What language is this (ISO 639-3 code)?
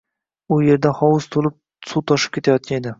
uzb